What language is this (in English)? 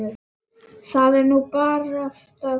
Icelandic